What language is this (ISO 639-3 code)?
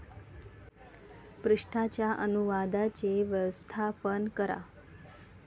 mar